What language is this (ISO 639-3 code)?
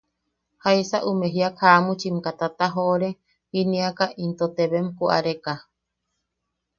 yaq